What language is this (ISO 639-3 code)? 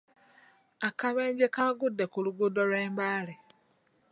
lug